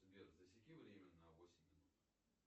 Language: Russian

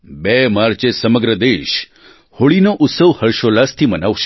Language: Gujarati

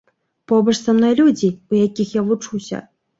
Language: Belarusian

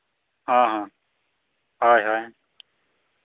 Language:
Santali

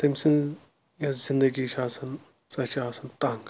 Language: Kashmiri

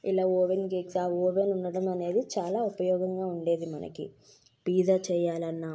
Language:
Telugu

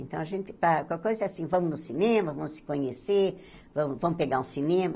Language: Portuguese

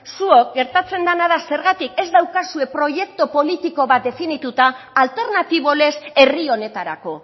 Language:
Basque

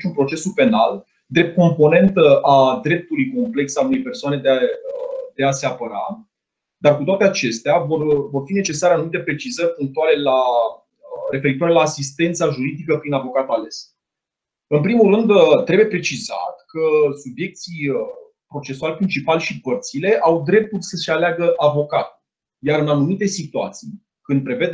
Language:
Romanian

